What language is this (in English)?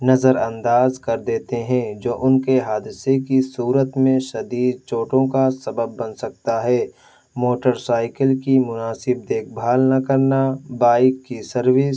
Urdu